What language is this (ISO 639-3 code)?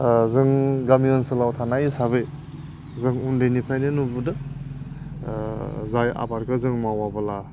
brx